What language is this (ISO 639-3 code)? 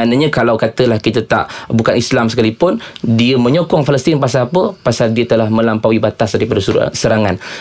msa